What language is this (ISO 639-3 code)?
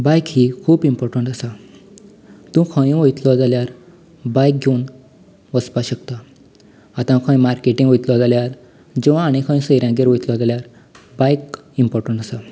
kok